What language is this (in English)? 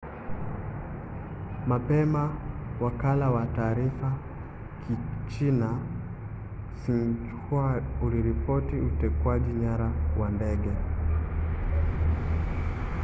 Swahili